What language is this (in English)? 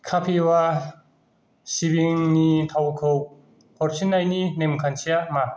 Bodo